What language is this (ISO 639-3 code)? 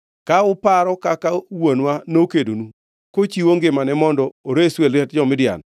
luo